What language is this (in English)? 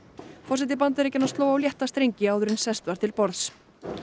Icelandic